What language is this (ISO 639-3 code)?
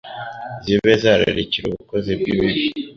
kin